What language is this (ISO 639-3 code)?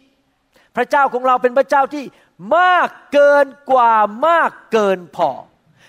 tha